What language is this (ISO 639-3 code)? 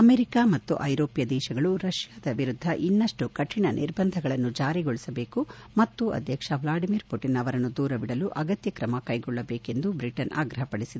kan